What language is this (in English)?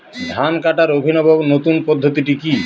Bangla